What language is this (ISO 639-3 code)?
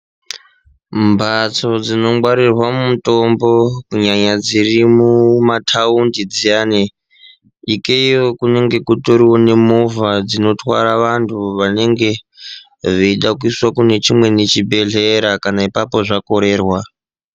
ndc